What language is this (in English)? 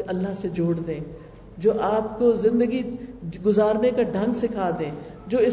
Urdu